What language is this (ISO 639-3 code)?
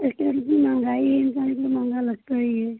hin